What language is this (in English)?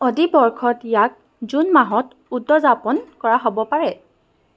Assamese